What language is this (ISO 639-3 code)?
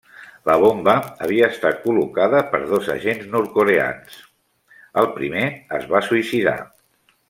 cat